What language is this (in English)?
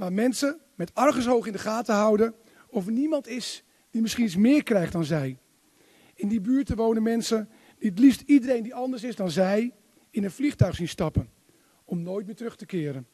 Dutch